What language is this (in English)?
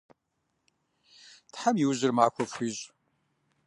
Kabardian